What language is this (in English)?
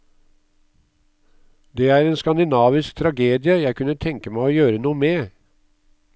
Norwegian